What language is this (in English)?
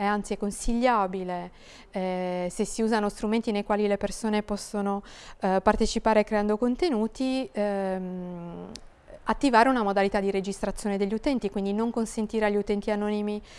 Italian